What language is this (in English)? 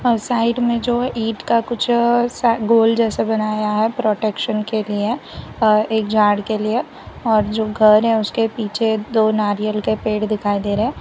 Hindi